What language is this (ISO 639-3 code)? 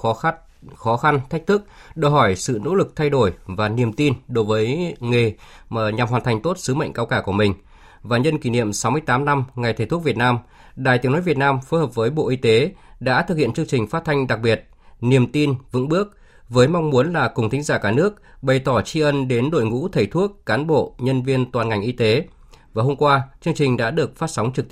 vie